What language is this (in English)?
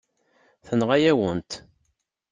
Kabyle